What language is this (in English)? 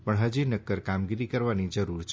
Gujarati